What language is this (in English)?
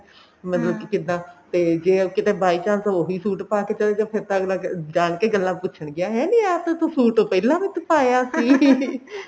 Punjabi